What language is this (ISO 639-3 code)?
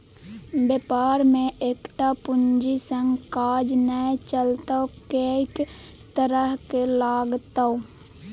mai